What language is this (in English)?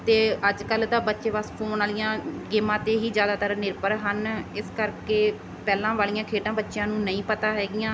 Punjabi